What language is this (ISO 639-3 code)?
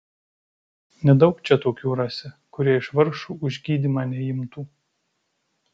lit